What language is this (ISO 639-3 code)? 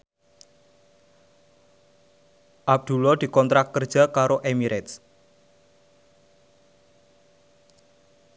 jav